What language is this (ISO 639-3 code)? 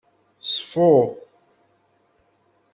kab